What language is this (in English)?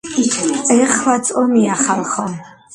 Georgian